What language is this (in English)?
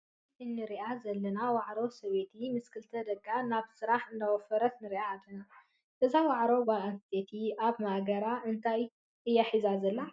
Tigrinya